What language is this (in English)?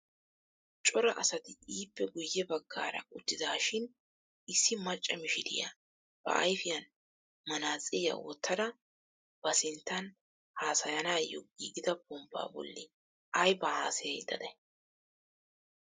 Wolaytta